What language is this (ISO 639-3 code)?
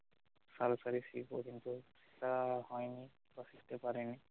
ben